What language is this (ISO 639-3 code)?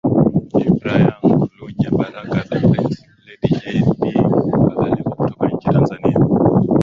swa